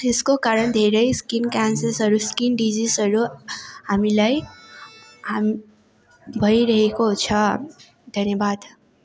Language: Nepali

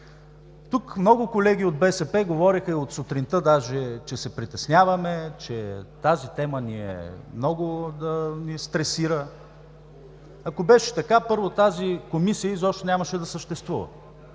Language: Bulgarian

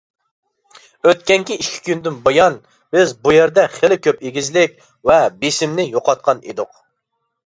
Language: Uyghur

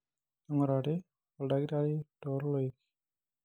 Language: Masai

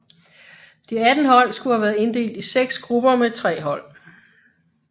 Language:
Danish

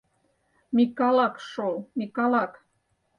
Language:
Mari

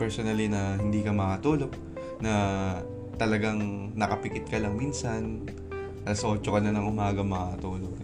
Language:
Filipino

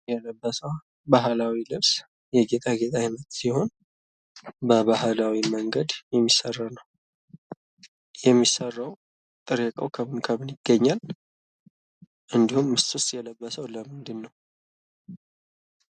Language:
Amharic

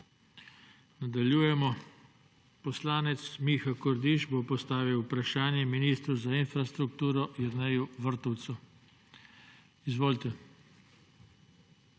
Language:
Slovenian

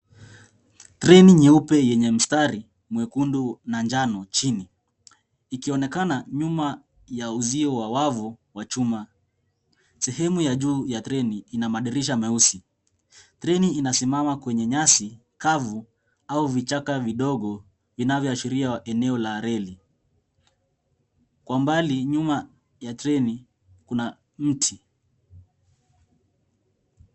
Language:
Swahili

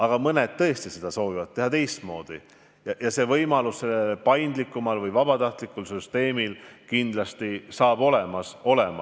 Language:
Estonian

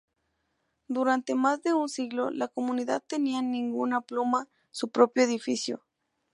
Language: Spanish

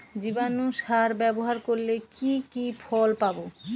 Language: Bangla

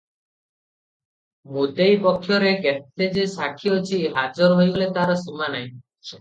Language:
Odia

